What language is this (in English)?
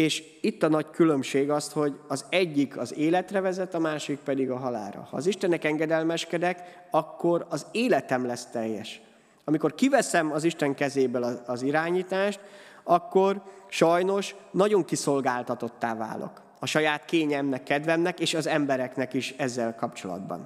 Hungarian